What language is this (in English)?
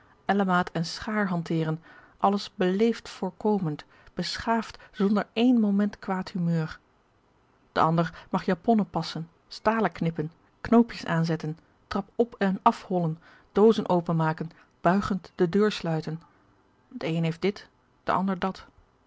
Dutch